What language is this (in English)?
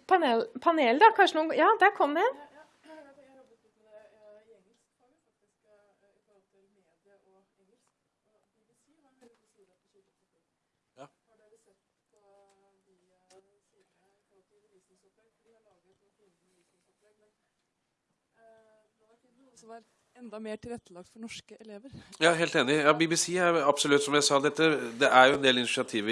Norwegian